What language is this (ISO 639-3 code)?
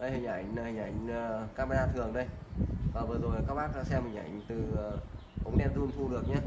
vie